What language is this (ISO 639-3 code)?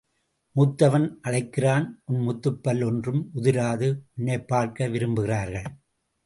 tam